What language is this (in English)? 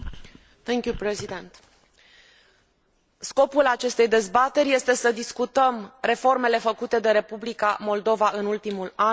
Romanian